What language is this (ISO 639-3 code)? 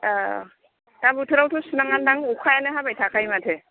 brx